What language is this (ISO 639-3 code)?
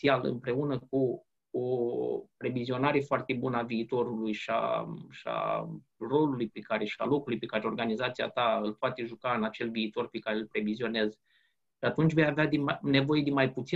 ron